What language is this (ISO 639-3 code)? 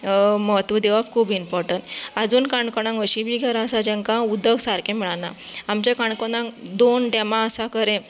kok